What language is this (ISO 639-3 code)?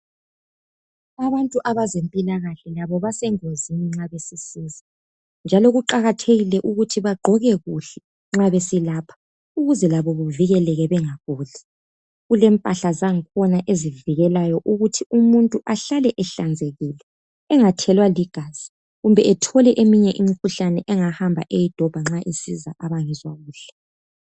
nde